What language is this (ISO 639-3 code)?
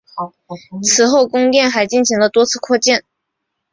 zho